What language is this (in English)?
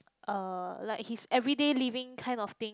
English